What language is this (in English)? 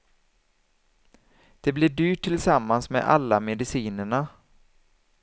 Swedish